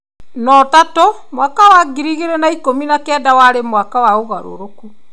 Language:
Kikuyu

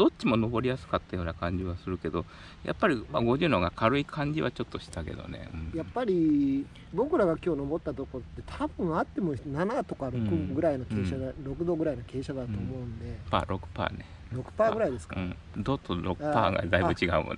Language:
Japanese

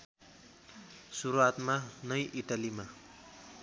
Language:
Nepali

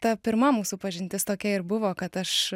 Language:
Lithuanian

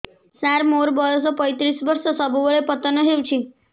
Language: Odia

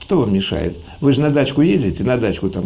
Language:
Russian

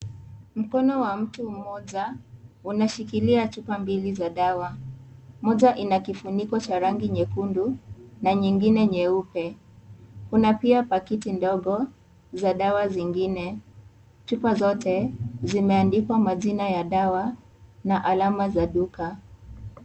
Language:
Swahili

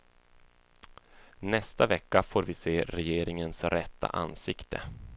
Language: Swedish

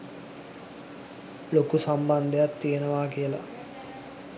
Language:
Sinhala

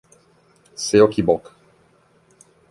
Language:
Italian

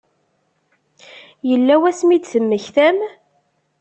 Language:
Kabyle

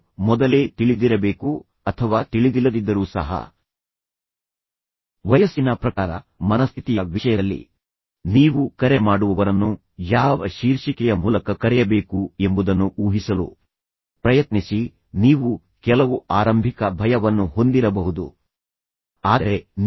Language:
Kannada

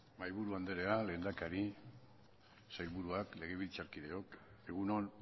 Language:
Basque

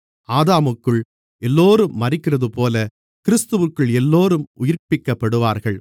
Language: Tamil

